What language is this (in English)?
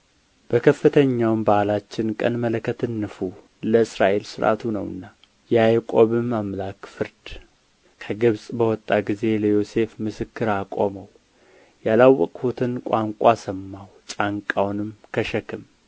Amharic